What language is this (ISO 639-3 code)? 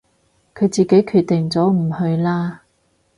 yue